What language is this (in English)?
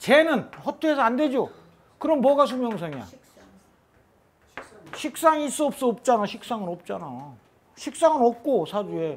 Korean